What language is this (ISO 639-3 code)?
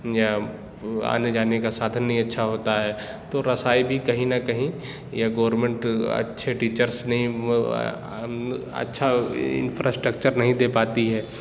urd